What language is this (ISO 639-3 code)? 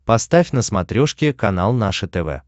rus